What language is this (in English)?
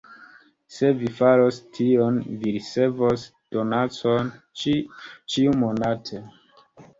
Esperanto